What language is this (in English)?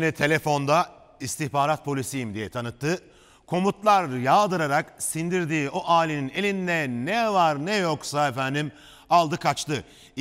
Turkish